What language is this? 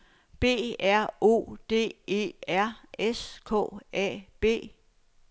Danish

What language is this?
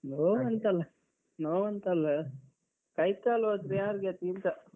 Kannada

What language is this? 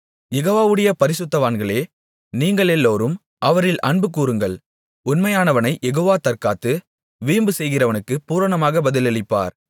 Tamil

